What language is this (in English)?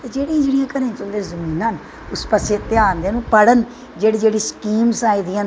Dogri